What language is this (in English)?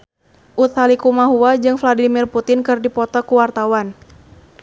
Sundanese